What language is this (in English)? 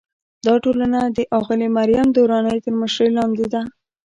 Pashto